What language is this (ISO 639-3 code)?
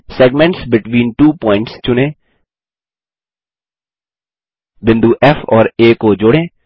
hin